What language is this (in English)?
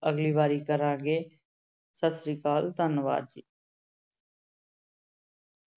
Punjabi